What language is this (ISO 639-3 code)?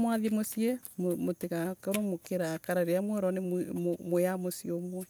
ebu